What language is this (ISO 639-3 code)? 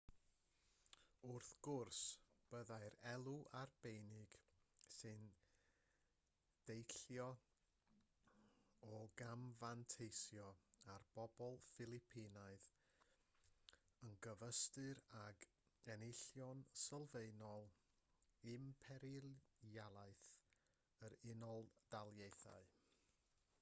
cym